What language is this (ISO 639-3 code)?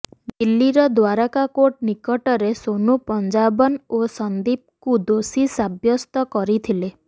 ori